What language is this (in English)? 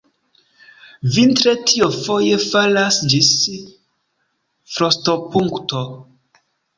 Esperanto